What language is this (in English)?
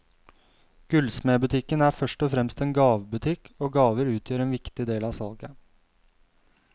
Norwegian